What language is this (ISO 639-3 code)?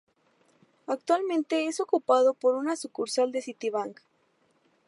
spa